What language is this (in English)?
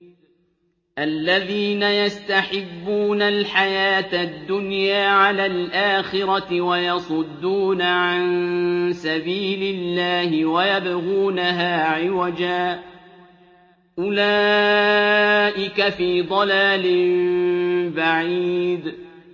Arabic